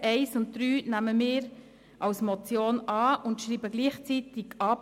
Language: Swiss German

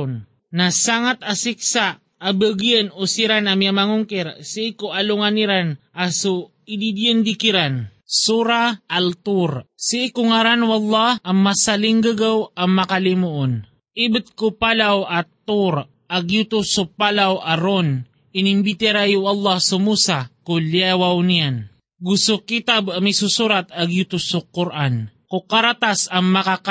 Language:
Filipino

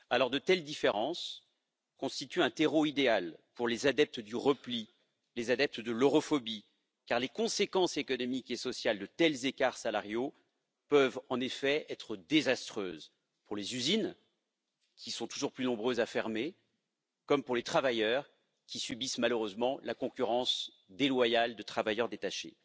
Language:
French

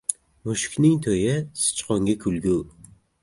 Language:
Uzbek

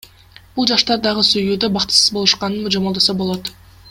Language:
Kyrgyz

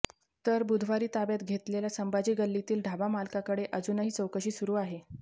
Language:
Marathi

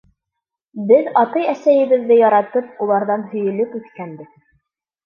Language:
Bashkir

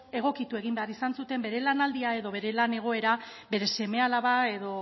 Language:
Basque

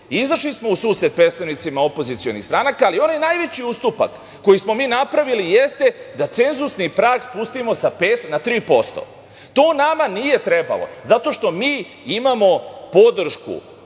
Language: Serbian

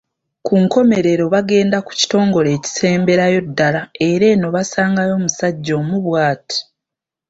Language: Ganda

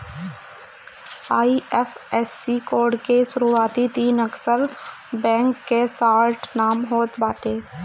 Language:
Bhojpuri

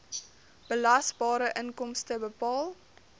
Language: Afrikaans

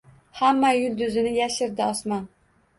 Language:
Uzbek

